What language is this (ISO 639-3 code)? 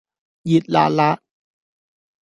yue